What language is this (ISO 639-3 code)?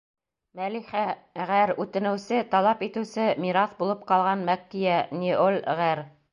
bak